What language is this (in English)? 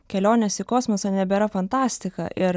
Lithuanian